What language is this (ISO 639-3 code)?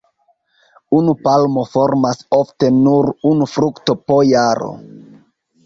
epo